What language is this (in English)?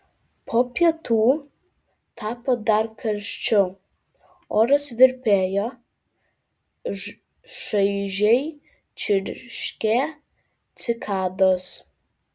Lithuanian